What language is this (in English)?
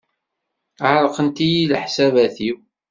Kabyle